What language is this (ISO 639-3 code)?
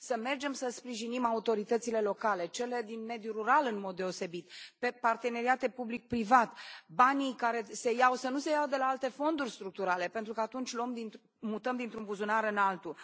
ron